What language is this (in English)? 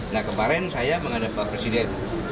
Indonesian